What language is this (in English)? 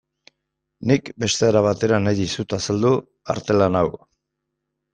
Basque